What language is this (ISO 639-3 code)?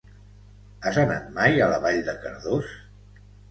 cat